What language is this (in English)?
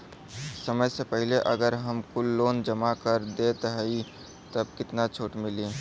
Bhojpuri